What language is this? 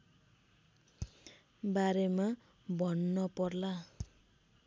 Nepali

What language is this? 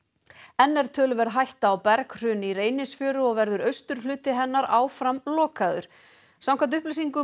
Icelandic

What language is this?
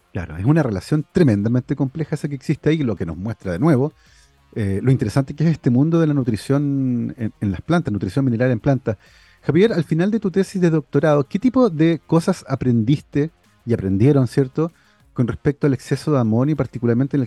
Spanish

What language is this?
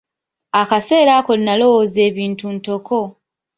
Ganda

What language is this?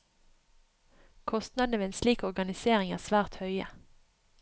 Norwegian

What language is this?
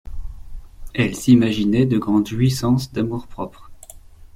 French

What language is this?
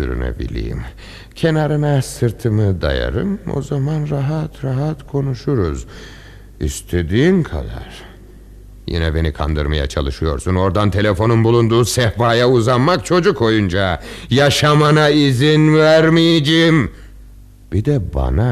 Turkish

